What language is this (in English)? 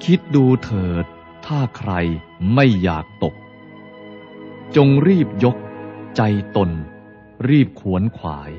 Thai